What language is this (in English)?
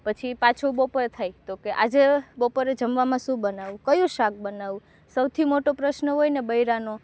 Gujarati